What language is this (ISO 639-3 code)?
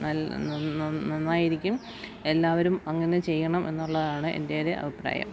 mal